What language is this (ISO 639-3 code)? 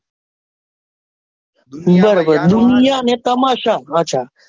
guj